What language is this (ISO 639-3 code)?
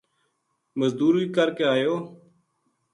gju